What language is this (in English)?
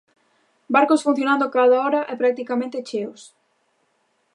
Galician